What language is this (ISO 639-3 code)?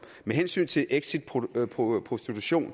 dan